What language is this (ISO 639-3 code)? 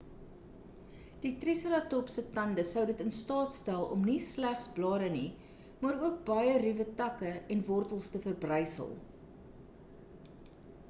afr